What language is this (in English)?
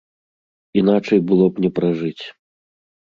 Belarusian